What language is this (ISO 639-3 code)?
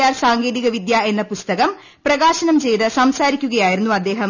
mal